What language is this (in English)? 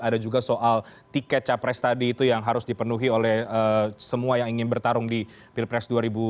Indonesian